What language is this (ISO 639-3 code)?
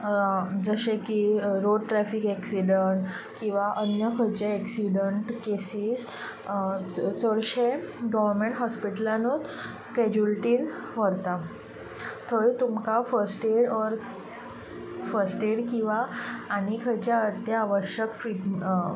kok